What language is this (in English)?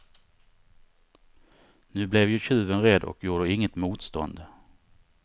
Swedish